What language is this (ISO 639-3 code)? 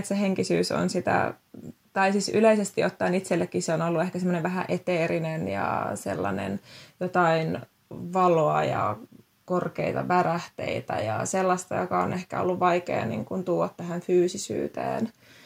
fin